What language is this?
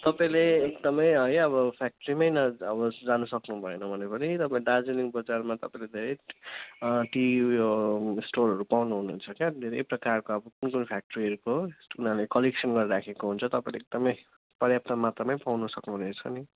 Nepali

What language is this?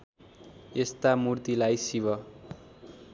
Nepali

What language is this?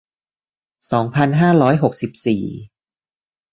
Thai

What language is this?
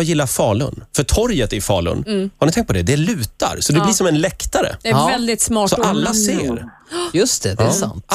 Swedish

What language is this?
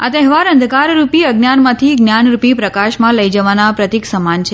Gujarati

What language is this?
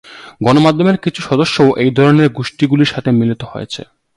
Bangla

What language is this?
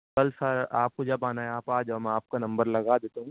Urdu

